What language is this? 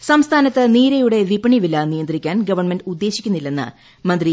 Malayalam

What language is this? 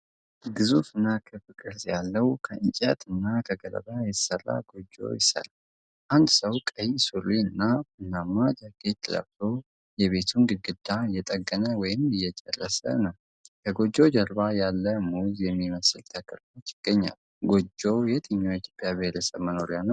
Amharic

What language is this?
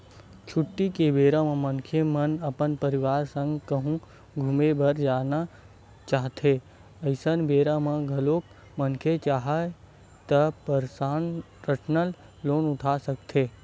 Chhattisgarhi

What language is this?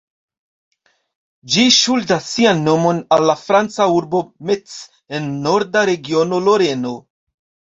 Esperanto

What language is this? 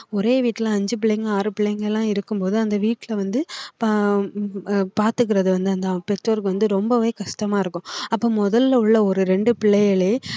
Tamil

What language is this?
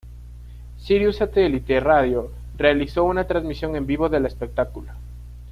Spanish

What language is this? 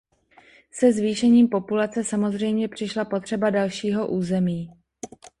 Czech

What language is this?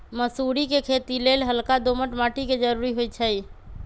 Magahi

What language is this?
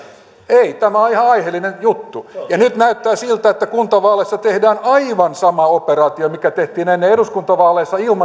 Finnish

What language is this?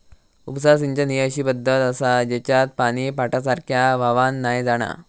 Marathi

